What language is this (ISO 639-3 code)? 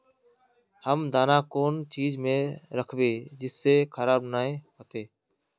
mag